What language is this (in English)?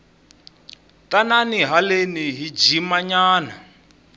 Tsonga